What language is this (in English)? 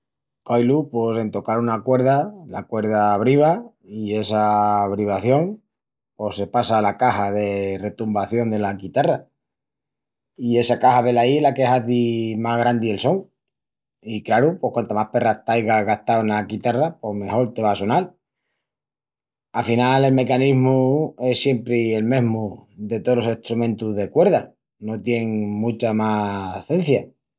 Extremaduran